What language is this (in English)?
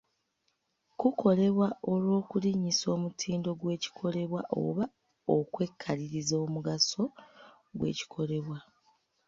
Ganda